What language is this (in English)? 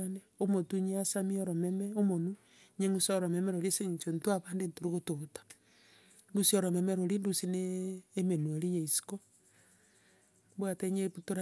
Gusii